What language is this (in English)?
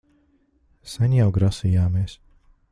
Latvian